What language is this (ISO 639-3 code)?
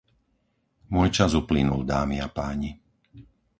slk